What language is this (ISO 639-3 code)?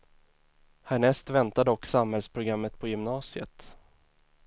swe